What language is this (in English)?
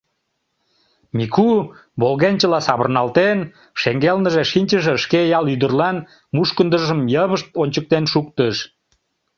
Mari